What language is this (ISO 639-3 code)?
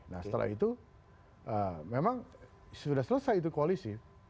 ind